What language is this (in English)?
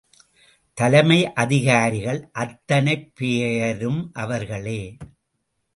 Tamil